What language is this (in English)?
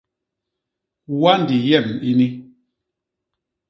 Basaa